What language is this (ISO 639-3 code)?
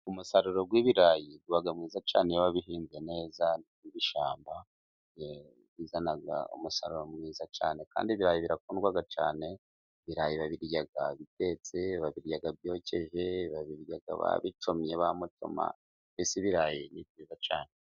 kin